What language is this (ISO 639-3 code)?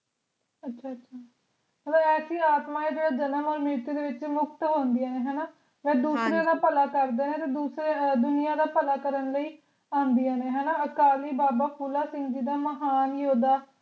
pan